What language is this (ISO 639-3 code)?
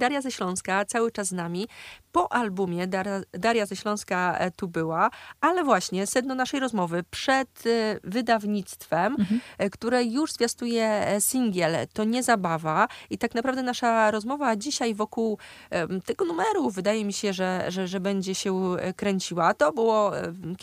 pol